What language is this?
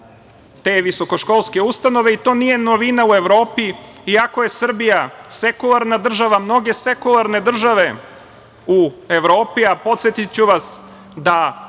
Serbian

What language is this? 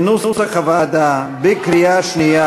Hebrew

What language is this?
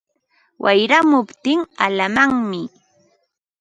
Ambo-Pasco Quechua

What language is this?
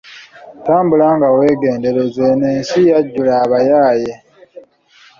Ganda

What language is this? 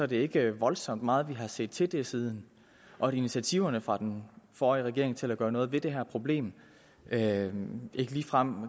Danish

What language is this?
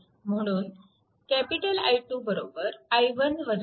Marathi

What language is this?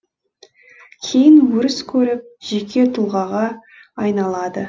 Kazakh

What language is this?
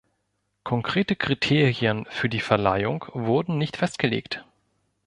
German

